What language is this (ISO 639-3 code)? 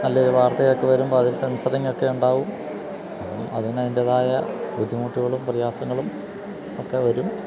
mal